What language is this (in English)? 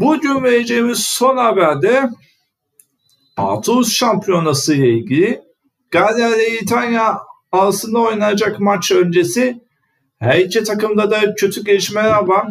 Turkish